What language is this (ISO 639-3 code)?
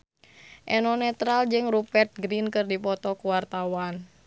sun